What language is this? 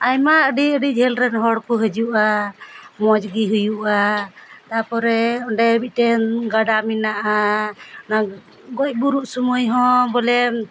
Santali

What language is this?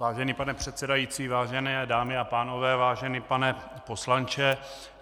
Czech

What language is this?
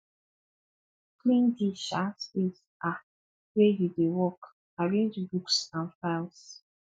Nigerian Pidgin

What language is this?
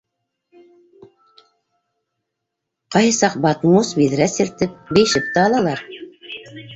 Bashkir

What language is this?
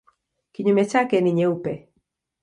Swahili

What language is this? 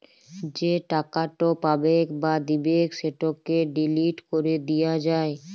Bangla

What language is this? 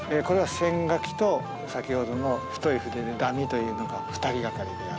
Japanese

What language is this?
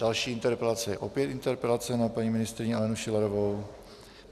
Czech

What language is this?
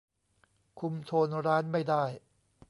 Thai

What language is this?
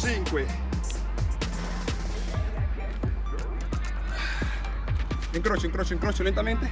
Spanish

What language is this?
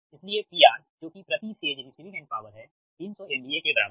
Hindi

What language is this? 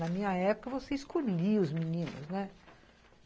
Portuguese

